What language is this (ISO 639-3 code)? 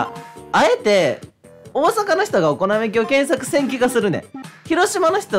jpn